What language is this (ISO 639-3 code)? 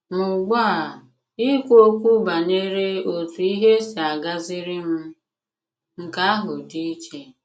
ibo